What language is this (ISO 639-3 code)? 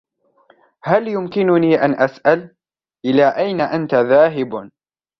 ara